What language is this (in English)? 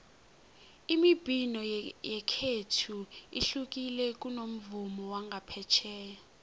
South Ndebele